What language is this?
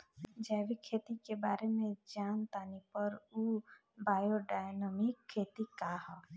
Bhojpuri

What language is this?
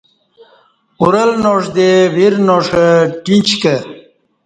Kati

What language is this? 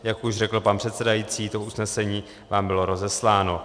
Czech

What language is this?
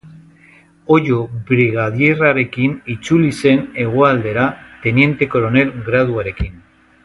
Basque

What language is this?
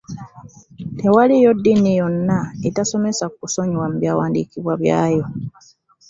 Ganda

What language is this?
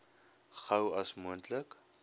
Afrikaans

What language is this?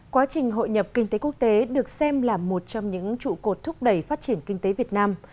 Vietnamese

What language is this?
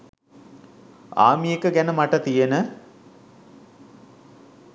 Sinhala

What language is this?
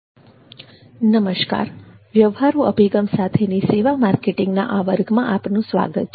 Gujarati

